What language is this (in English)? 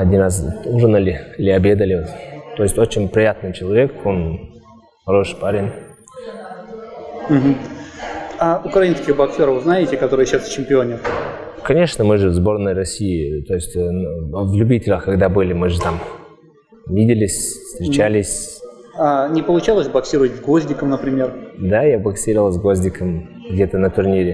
Russian